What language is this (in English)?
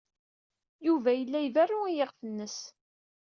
Kabyle